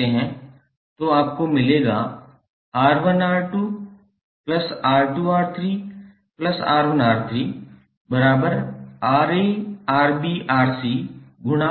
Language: Hindi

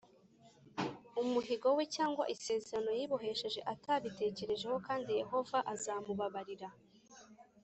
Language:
Kinyarwanda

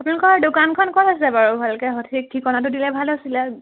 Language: Assamese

